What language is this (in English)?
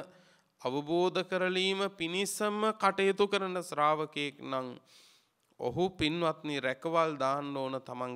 Romanian